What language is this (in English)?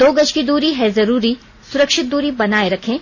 Hindi